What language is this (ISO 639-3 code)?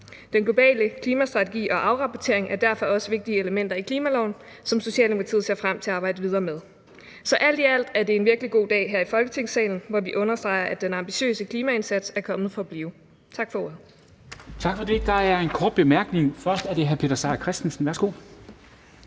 dan